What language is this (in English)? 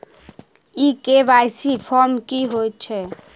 Maithili